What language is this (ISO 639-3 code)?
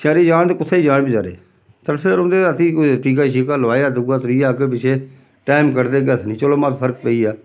doi